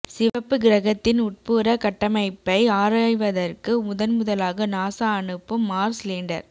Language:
Tamil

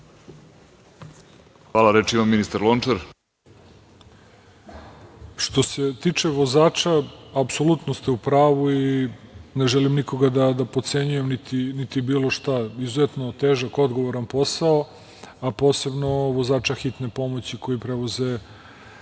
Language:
Serbian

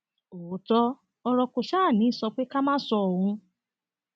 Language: Yoruba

